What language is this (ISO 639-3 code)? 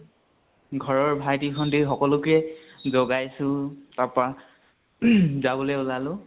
asm